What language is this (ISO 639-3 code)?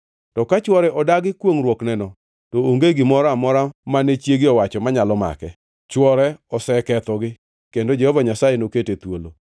luo